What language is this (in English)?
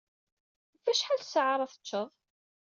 Kabyle